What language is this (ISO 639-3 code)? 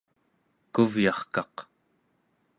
esu